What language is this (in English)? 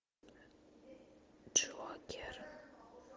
Russian